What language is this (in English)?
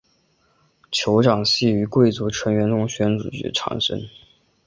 Chinese